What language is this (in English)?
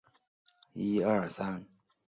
Chinese